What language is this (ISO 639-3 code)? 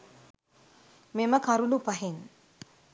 sin